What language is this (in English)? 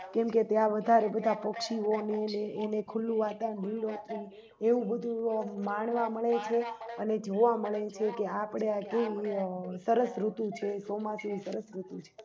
Gujarati